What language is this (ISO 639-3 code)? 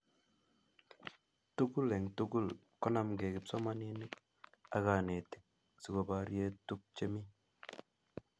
kln